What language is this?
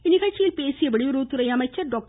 Tamil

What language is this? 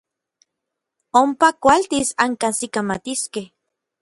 Orizaba Nahuatl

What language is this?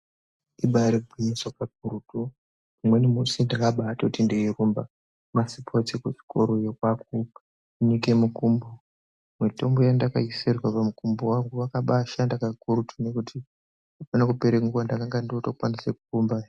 Ndau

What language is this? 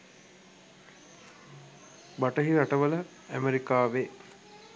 Sinhala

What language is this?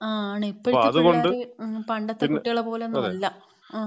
Malayalam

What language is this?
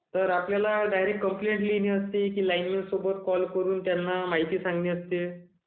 Marathi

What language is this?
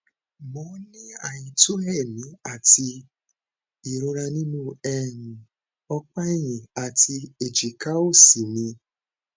Yoruba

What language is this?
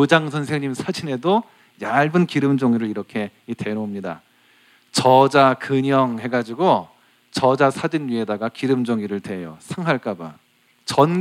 Korean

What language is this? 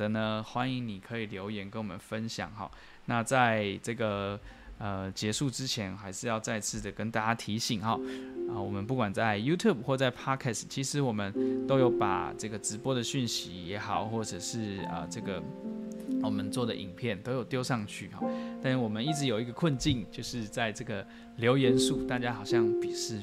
Chinese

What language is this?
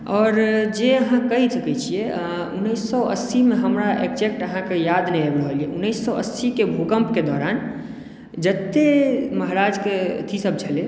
Maithili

